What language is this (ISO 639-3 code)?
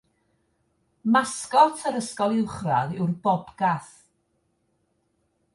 cym